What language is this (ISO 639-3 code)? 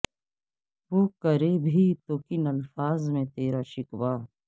urd